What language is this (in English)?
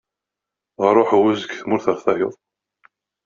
Kabyle